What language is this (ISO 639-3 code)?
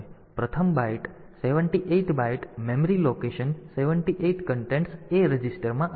guj